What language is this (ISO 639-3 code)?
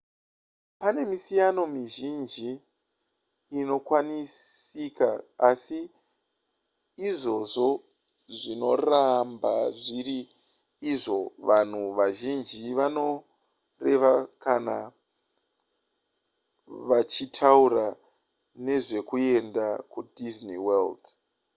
sna